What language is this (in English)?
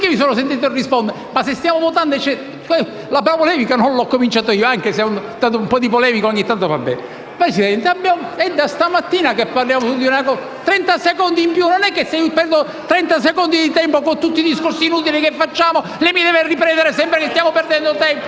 Italian